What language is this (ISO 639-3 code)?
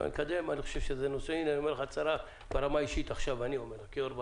heb